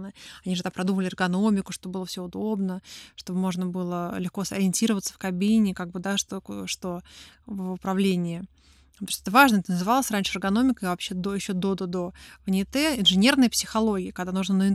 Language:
Russian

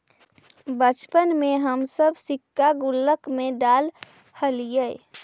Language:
Magahi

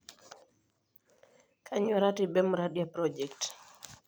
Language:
Masai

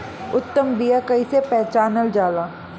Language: Bhojpuri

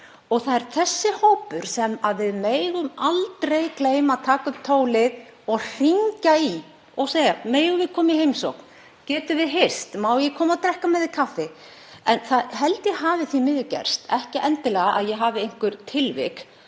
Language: Icelandic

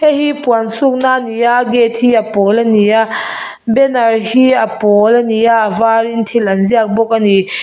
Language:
Mizo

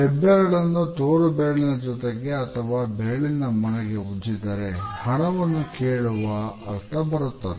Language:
Kannada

